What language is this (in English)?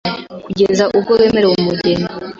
Kinyarwanda